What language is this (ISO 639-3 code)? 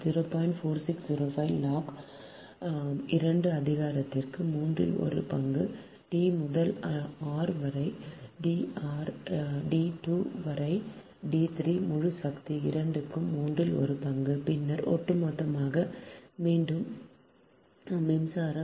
tam